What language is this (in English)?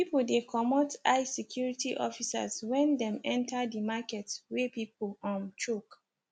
Nigerian Pidgin